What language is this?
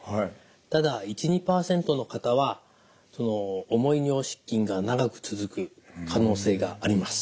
Japanese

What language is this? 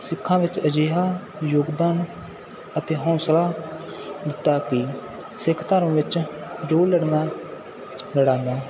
Punjabi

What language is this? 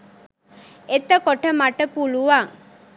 Sinhala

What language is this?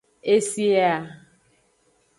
Aja (Benin)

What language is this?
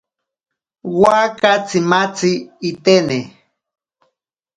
Ashéninka Perené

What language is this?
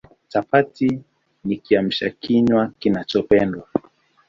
Swahili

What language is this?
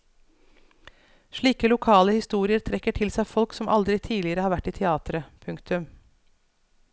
Norwegian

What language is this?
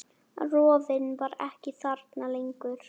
Icelandic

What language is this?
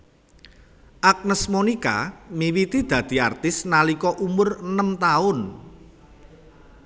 Javanese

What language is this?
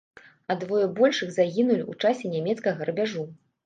Belarusian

